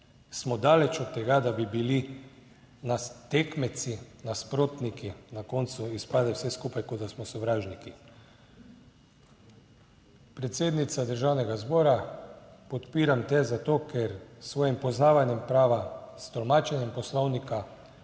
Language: Slovenian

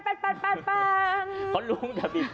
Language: Thai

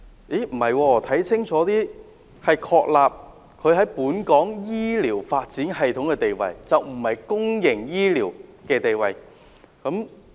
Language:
Cantonese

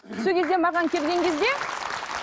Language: Kazakh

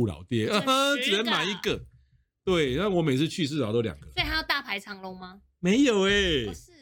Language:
Chinese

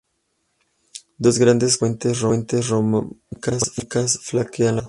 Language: Spanish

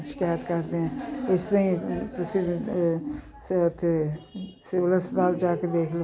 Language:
Punjabi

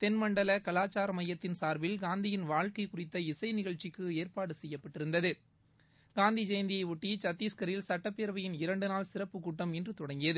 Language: Tamil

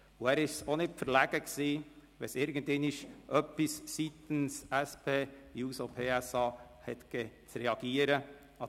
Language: Swiss German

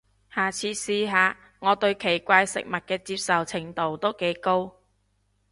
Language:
Cantonese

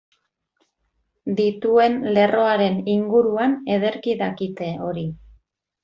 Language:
Basque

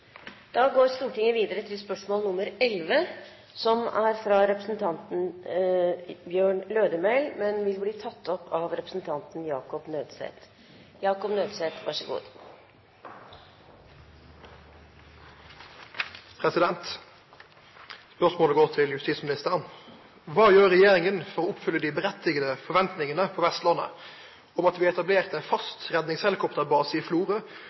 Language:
Norwegian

